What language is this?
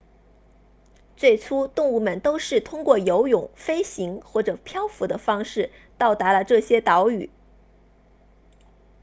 Chinese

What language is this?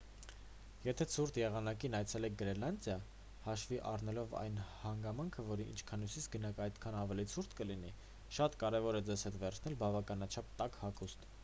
Armenian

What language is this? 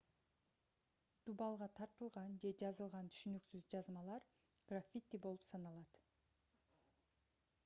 Kyrgyz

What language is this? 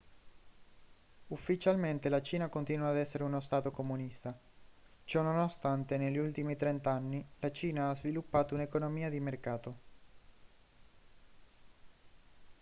Italian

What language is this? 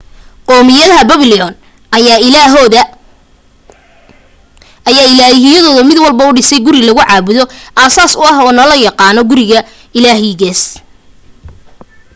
Somali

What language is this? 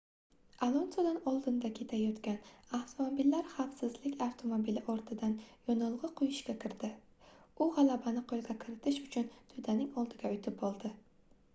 Uzbek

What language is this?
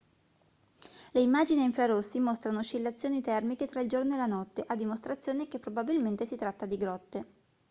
Italian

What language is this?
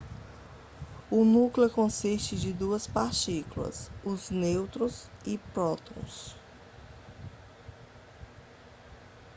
Portuguese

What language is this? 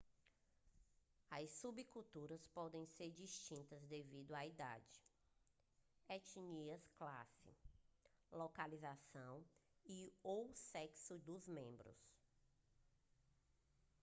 Portuguese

